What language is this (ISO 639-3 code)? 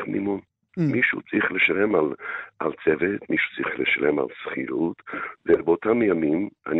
heb